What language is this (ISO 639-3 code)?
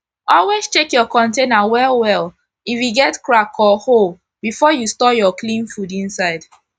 pcm